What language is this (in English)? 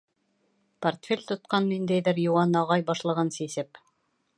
Bashkir